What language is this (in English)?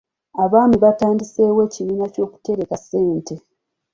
Ganda